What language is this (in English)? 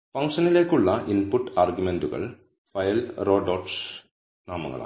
Malayalam